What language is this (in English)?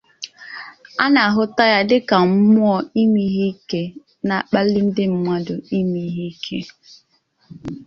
Igbo